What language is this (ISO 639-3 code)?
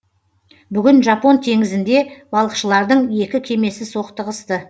kaz